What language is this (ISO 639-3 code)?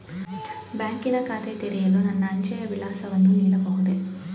kan